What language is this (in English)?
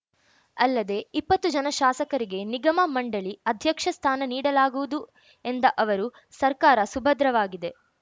Kannada